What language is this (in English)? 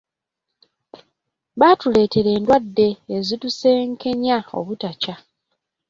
Ganda